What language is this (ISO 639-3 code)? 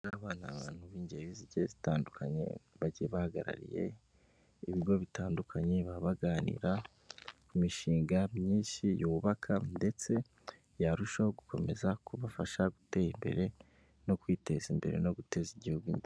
kin